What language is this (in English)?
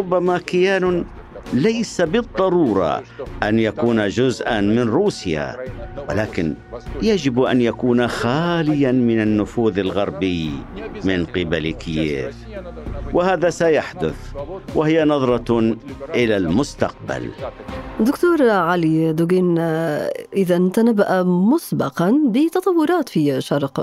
Arabic